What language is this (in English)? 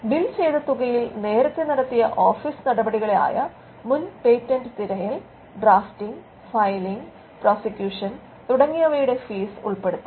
Malayalam